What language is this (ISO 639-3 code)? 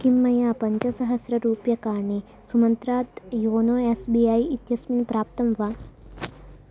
san